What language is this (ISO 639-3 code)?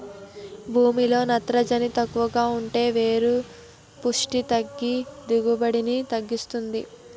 tel